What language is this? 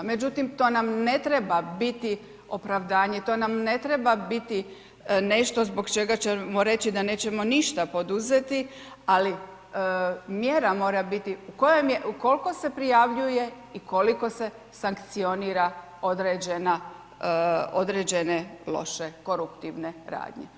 Croatian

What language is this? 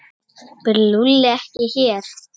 Icelandic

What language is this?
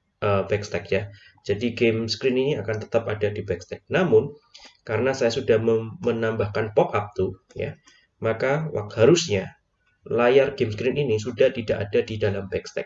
Indonesian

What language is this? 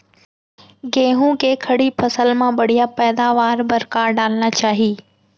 Chhattisgarhi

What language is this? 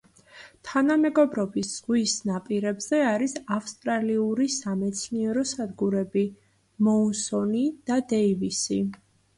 Georgian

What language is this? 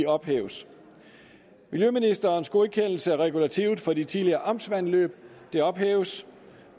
Danish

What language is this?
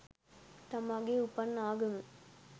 Sinhala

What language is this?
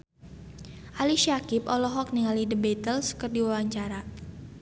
Sundanese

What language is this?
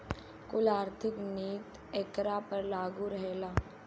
Bhojpuri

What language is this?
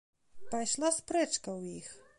Belarusian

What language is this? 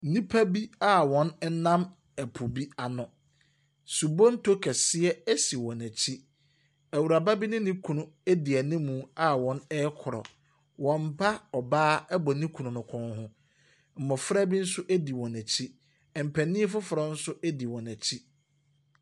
Akan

